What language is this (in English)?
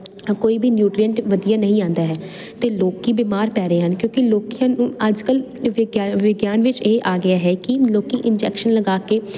Punjabi